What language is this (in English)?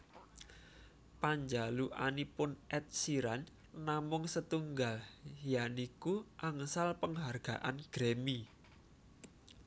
Javanese